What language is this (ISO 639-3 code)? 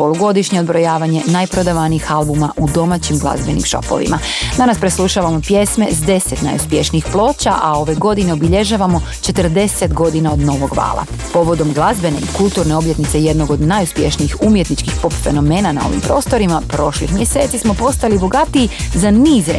hrv